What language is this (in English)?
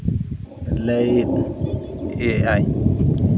Santali